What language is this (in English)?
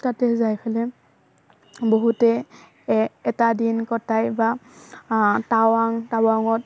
Assamese